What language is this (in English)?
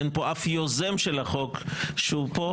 Hebrew